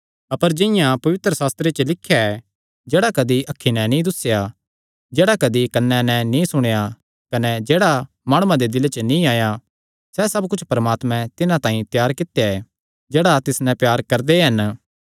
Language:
Kangri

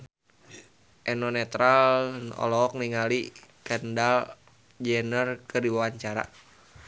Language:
Sundanese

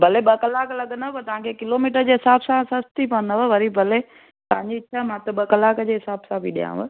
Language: Sindhi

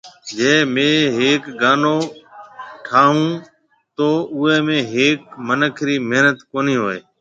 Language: Marwari (Pakistan)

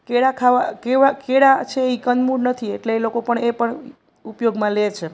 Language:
Gujarati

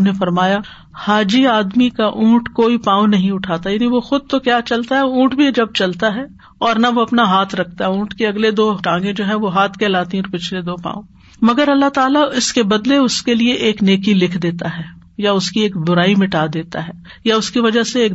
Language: Urdu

